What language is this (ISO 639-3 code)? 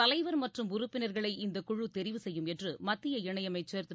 tam